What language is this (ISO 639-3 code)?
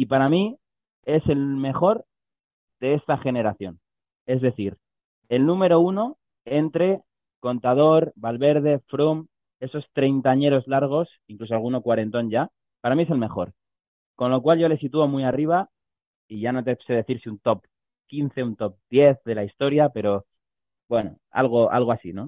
spa